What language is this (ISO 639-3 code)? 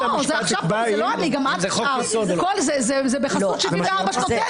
heb